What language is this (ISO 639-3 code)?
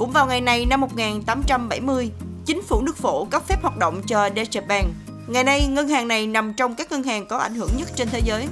vie